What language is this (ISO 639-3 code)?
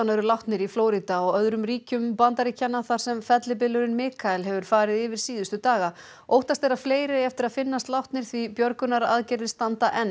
isl